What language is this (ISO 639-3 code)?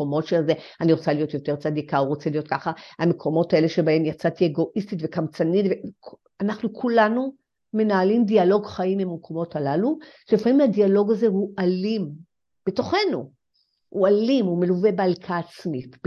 heb